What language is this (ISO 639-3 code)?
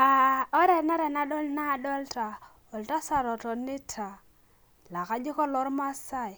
mas